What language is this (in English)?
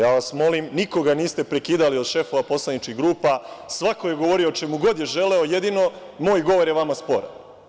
Serbian